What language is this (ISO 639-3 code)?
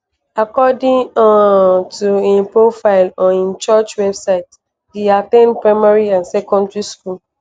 pcm